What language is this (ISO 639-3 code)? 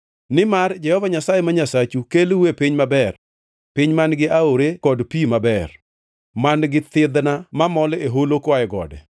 luo